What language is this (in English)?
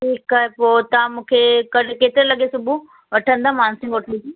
Sindhi